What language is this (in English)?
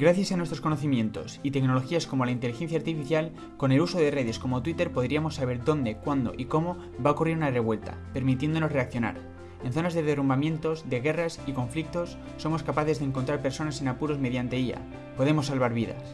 Spanish